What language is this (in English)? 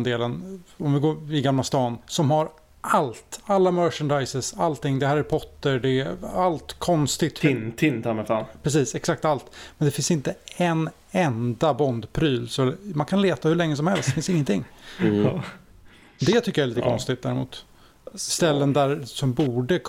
Swedish